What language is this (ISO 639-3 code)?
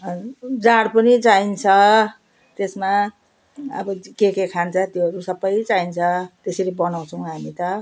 nep